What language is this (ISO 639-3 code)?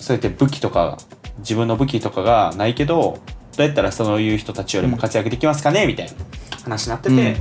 jpn